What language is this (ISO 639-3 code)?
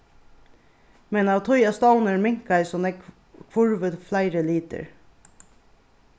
fao